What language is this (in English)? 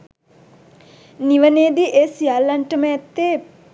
Sinhala